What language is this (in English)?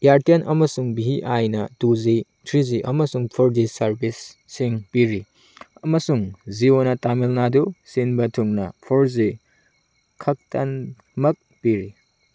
Manipuri